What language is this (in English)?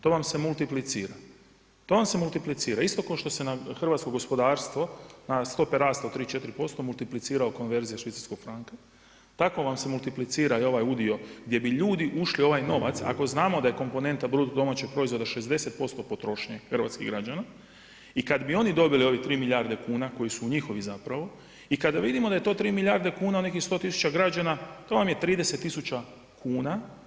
Croatian